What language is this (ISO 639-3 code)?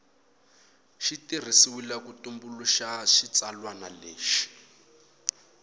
tso